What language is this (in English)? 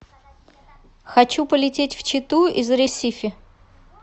Russian